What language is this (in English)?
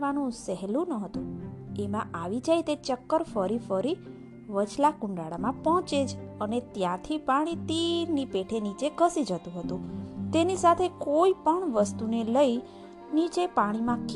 Gujarati